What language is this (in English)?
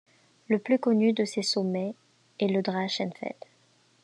French